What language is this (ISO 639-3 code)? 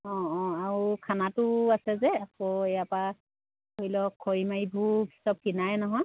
asm